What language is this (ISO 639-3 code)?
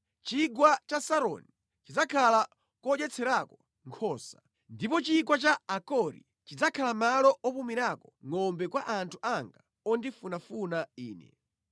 nya